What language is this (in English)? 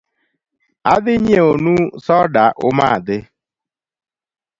Luo (Kenya and Tanzania)